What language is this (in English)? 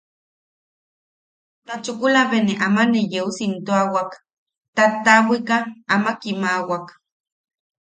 Yaqui